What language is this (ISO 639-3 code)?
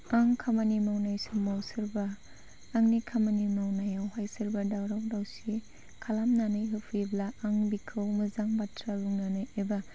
brx